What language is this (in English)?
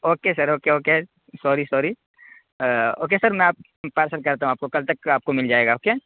Urdu